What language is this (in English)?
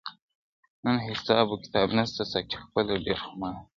Pashto